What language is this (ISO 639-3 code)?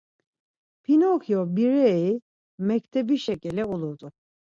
lzz